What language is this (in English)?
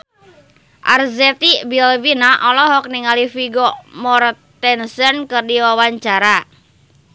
Sundanese